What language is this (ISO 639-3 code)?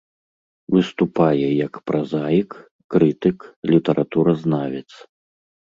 bel